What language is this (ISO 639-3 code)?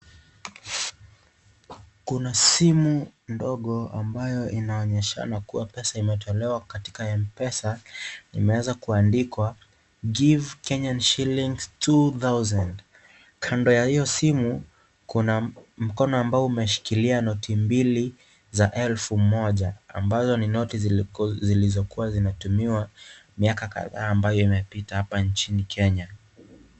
swa